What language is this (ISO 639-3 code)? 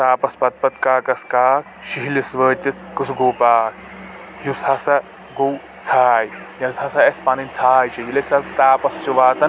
kas